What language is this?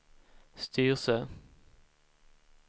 Swedish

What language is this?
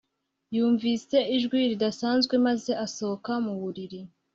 Kinyarwanda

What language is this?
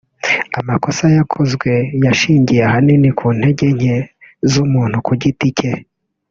Kinyarwanda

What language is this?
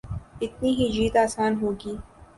Urdu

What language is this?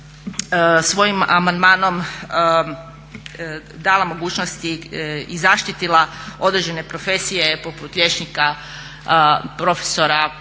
Croatian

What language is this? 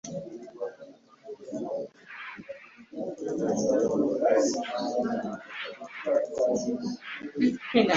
Ganda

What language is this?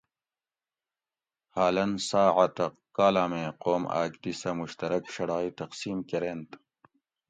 Gawri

